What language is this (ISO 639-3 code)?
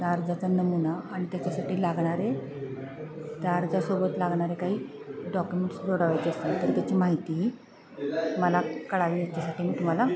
mar